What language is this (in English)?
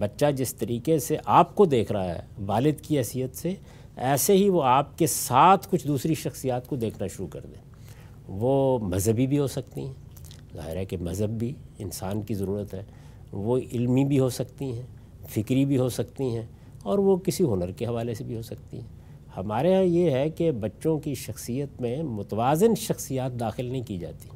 Urdu